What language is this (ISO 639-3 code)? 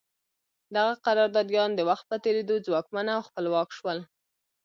pus